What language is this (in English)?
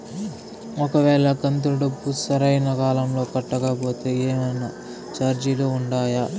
Telugu